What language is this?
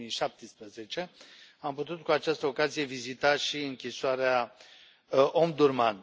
Romanian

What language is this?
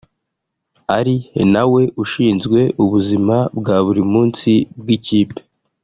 Kinyarwanda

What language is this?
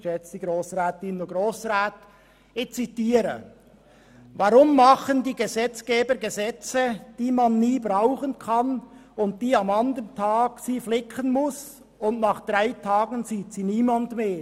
Swiss German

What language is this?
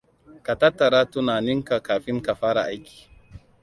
Hausa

